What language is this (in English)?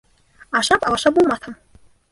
Bashkir